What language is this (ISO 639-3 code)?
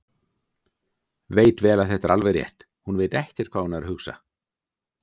isl